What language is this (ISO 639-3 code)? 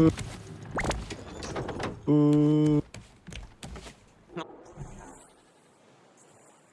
kor